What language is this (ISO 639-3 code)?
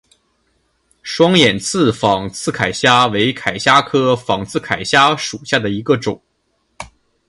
zho